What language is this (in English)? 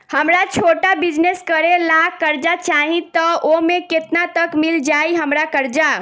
Bhojpuri